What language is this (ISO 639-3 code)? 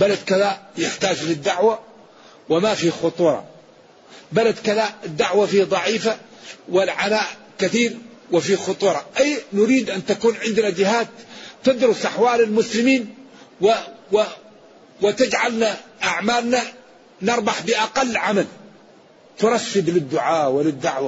ara